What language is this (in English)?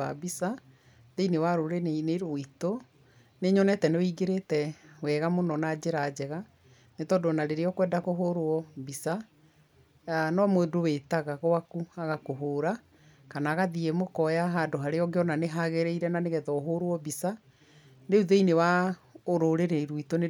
Kikuyu